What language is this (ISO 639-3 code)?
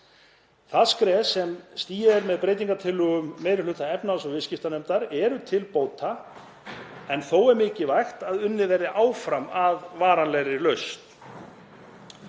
isl